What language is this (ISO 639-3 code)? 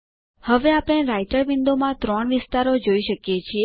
guj